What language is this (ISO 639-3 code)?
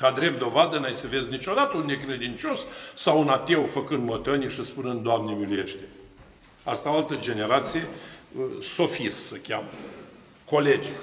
ron